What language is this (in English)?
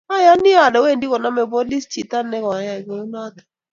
Kalenjin